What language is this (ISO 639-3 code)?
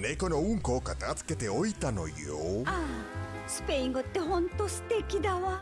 jpn